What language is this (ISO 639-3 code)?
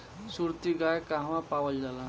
bho